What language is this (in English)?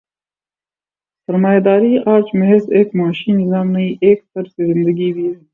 Urdu